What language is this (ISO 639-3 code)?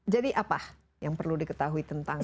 ind